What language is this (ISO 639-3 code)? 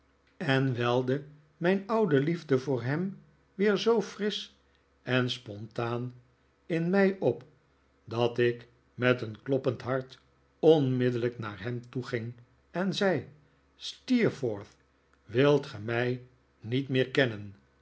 nld